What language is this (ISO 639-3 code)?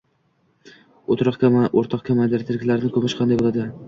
uzb